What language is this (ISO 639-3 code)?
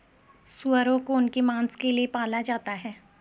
hin